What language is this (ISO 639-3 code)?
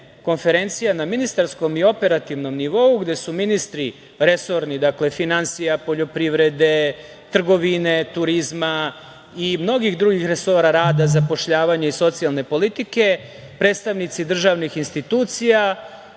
srp